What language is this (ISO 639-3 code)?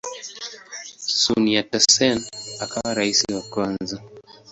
swa